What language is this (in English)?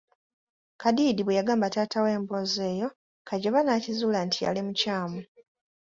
Ganda